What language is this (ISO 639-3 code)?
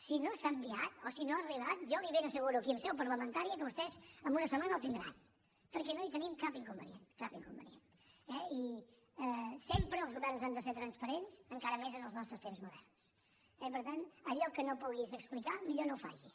cat